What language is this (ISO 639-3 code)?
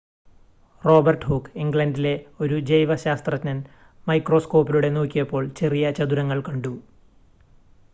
mal